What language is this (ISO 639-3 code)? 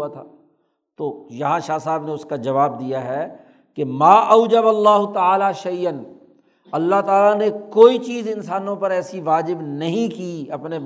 urd